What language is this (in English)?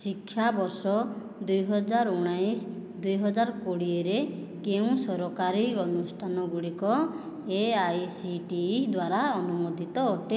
Odia